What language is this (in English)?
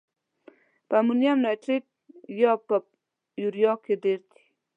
Pashto